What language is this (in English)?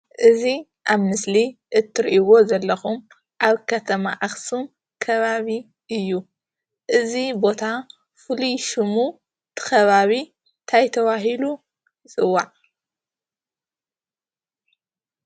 Tigrinya